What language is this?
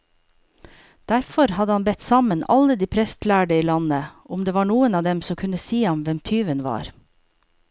Norwegian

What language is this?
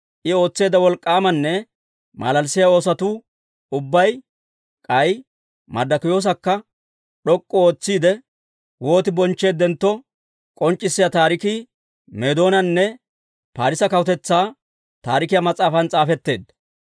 Dawro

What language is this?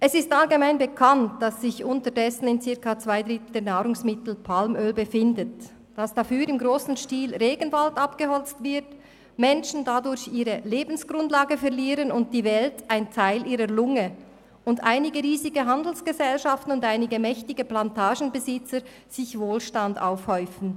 Swiss German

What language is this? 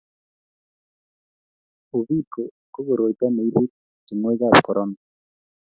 Kalenjin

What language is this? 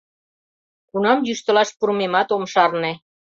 Mari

